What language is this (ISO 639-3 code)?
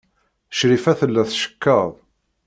kab